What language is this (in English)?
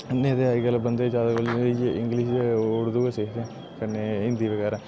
Dogri